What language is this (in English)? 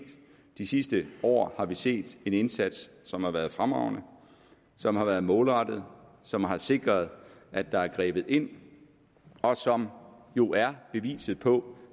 Danish